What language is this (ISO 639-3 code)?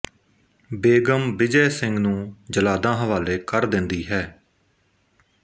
pan